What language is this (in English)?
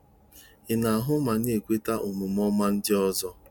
Igbo